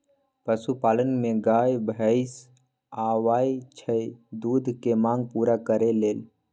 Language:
Magahi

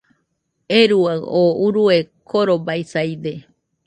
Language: Nüpode Huitoto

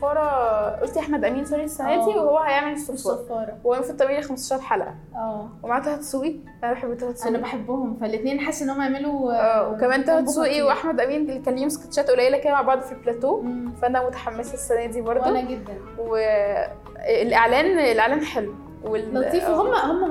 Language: Arabic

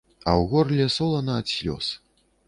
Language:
Belarusian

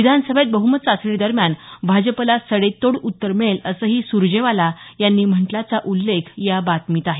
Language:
Marathi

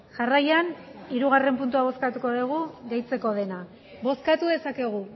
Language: Basque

